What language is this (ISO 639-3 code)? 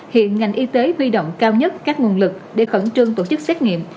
vie